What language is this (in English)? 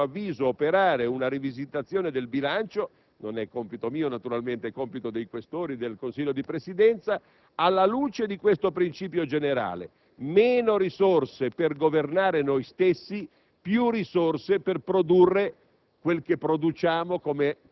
Italian